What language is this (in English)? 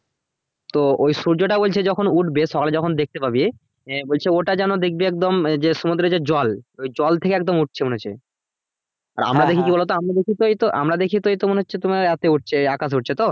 Bangla